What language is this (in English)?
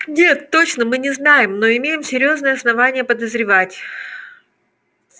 Russian